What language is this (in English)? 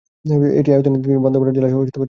Bangla